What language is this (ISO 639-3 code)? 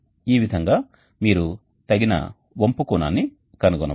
tel